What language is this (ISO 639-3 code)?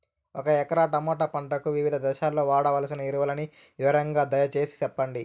tel